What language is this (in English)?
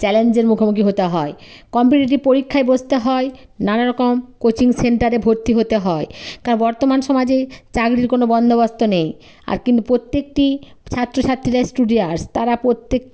Bangla